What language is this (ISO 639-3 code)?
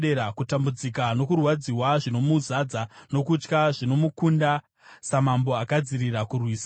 sna